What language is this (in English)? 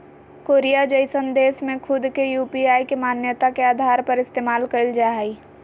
Magahi